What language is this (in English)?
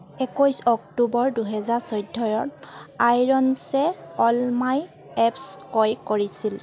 Assamese